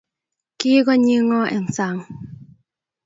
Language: Kalenjin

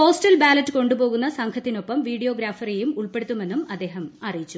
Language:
Malayalam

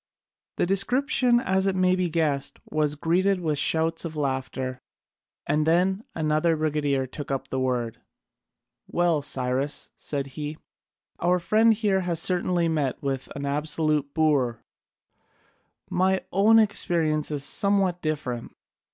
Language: English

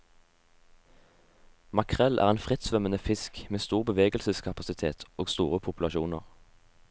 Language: Norwegian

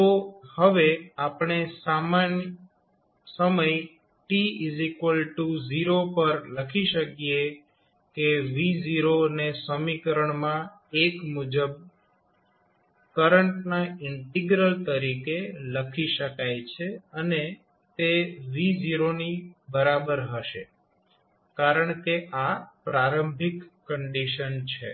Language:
Gujarati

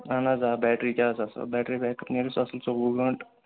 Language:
Kashmiri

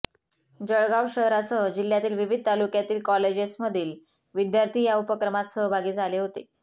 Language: Marathi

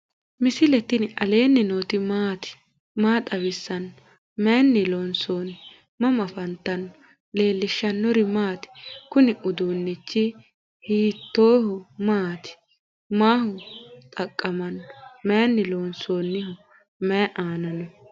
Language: Sidamo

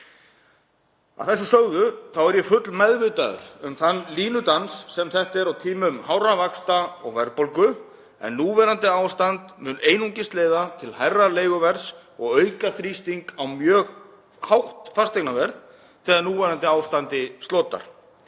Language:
Icelandic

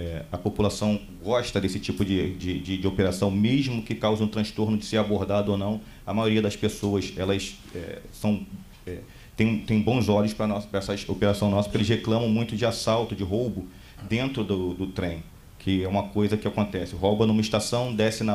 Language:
Portuguese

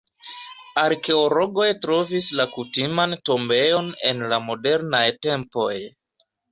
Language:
Esperanto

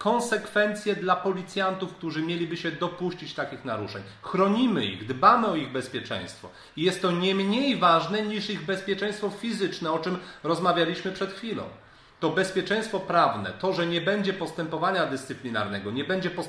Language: Polish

